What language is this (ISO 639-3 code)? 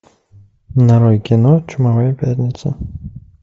rus